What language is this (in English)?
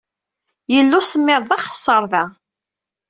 Kabyle